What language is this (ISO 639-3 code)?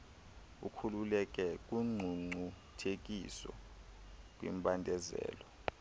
xho